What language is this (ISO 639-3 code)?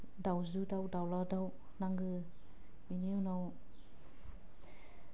brx